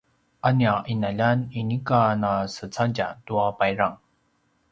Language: Paiwan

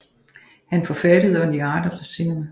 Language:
Danish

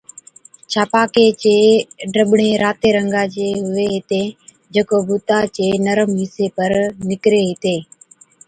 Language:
Od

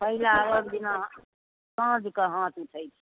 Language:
Maithili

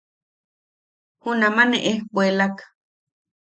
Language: Yaqui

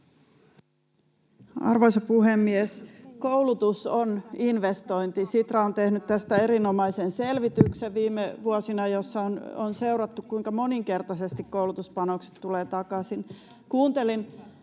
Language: Finnish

